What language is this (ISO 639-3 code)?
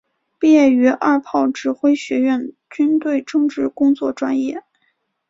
zho